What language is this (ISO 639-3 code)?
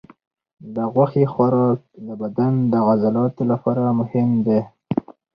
pus